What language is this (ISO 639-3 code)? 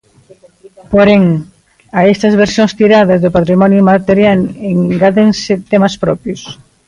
glg